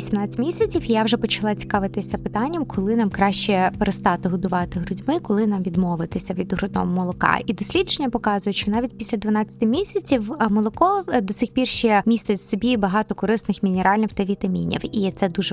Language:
Ukrainian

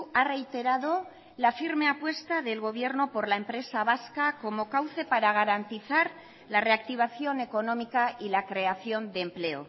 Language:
Spanish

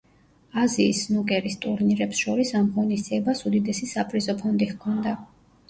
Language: Georgian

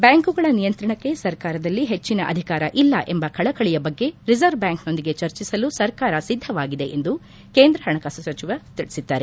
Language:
Kannada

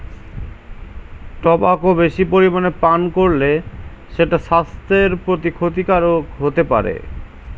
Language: Bangla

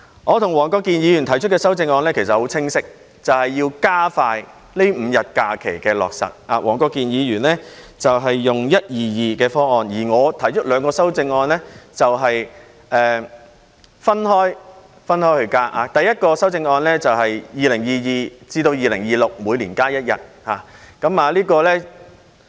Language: Cantonese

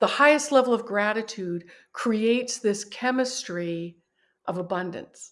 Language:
English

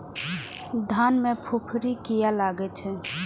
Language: Maithili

